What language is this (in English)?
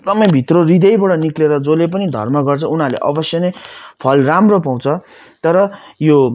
Nepali